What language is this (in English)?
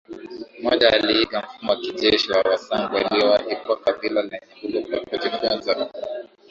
Swahili